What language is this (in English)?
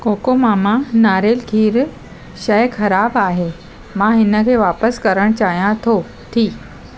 Sindhi